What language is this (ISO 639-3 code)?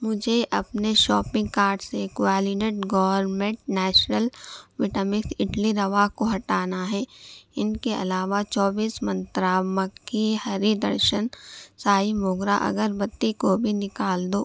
urd